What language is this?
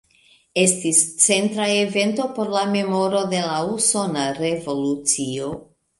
Esperanto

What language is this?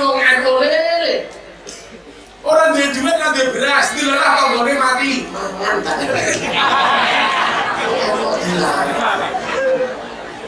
Indonesian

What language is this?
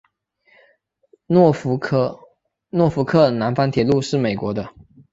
Chinese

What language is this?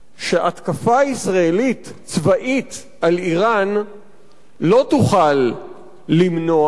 Hebrew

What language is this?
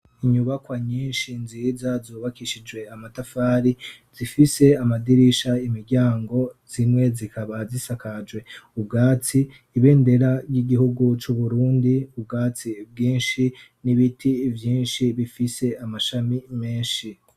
Rundi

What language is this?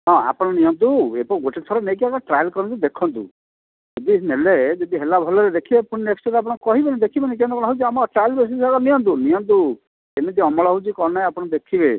Odia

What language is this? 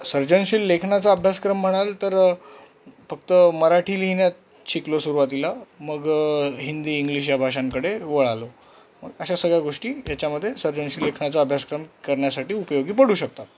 Marathi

